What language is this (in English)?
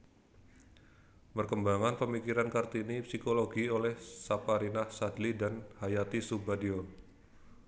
Javanese